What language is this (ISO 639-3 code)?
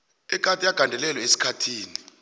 nbl